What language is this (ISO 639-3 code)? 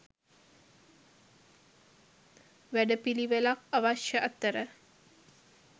sin